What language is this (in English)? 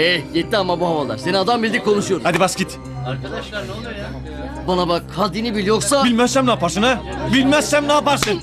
Turkish